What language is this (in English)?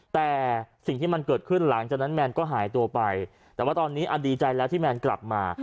Thai